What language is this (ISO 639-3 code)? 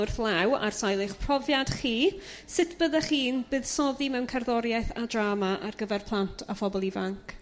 cym